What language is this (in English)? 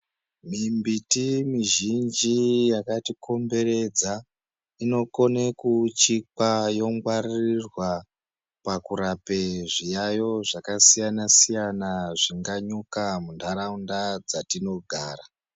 Ndau